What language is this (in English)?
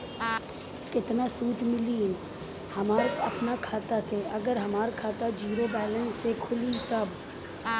Bhojpuri